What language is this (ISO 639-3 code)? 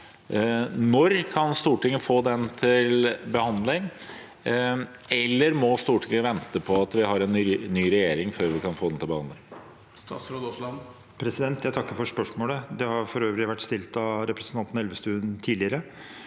nor